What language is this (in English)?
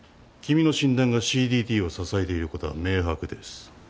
Japanese